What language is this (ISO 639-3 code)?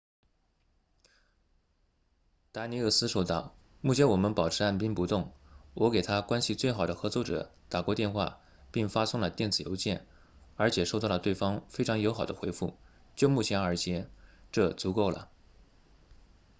zho